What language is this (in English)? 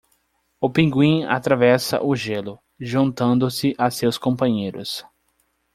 Portuguese